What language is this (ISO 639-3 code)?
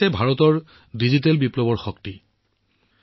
asm